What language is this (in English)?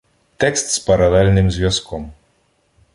Ukrainian